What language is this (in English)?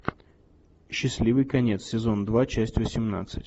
Russian